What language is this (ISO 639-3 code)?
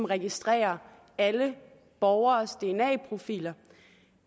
dan